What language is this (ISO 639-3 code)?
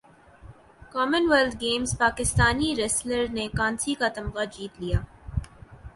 urd